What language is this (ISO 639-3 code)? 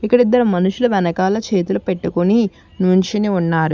tel